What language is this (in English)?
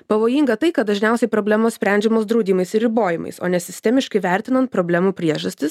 Lithuanian